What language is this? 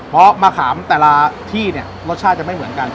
Thai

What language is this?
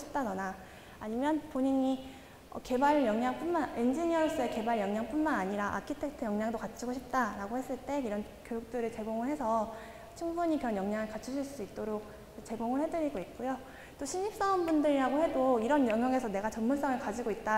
Korean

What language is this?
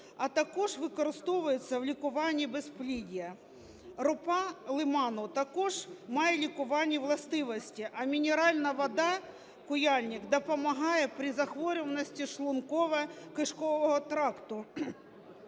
Ukrainian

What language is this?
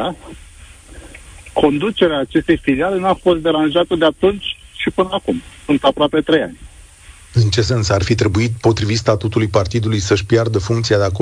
Romanian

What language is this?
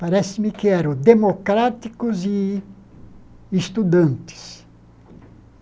Portuguese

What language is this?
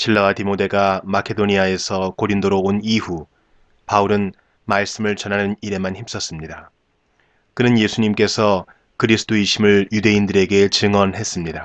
Korean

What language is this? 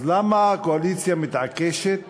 Hebrew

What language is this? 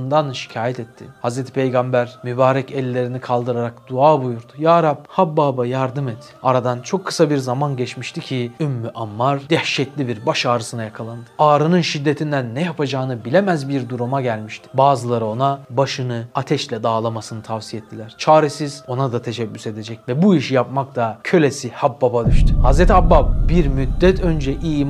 Turkish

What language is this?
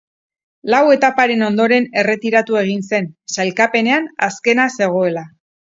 Basque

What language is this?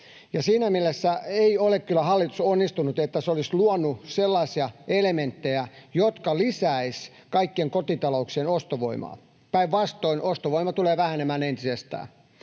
Finnish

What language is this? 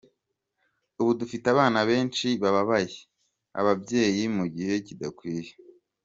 Kinyarwanda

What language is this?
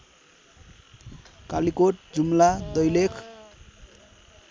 Nepali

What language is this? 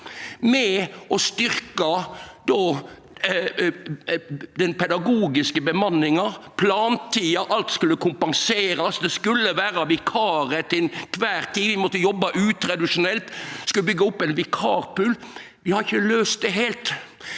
Norwegian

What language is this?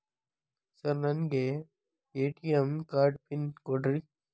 Kannada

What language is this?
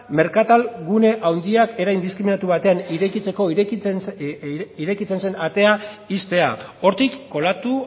Basque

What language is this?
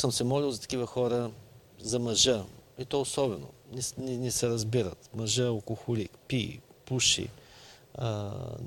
Bulgarian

